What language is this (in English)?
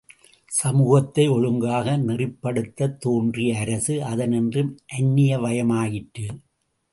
Tamil